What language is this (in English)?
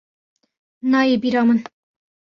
Kurdish